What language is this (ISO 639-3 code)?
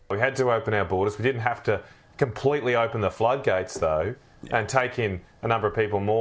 ind